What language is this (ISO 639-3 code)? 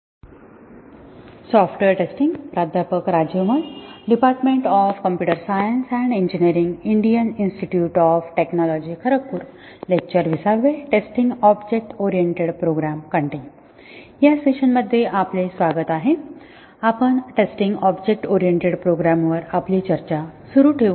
mar